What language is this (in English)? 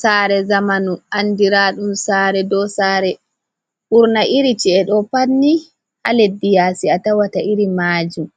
Fula